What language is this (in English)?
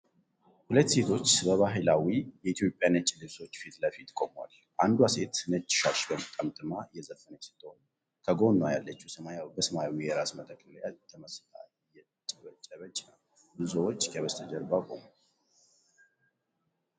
Amharic